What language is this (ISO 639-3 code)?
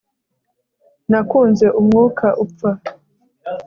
kin